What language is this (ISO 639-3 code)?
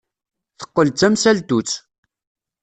kab